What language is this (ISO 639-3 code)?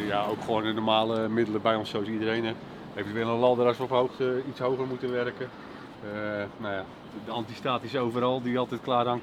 nld